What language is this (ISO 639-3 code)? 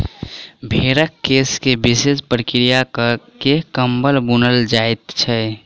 mai